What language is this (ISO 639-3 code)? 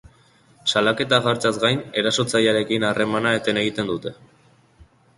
eus